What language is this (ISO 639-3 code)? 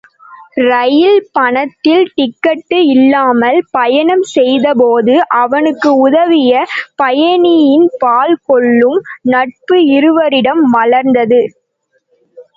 tam